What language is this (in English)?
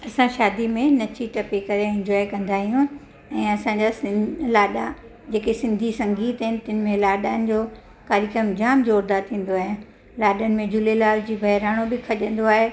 Sindhi